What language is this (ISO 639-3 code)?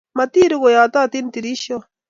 kln